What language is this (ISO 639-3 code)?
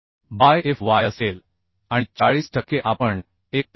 mar